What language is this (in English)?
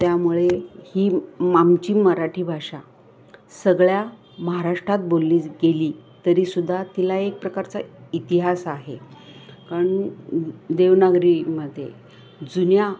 Marathi